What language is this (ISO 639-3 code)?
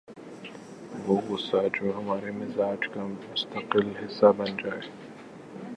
urd